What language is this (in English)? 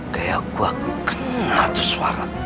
Indonesian